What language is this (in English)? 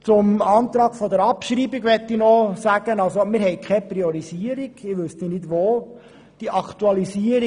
Swiss German